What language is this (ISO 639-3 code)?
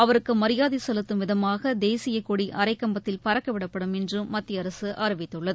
tam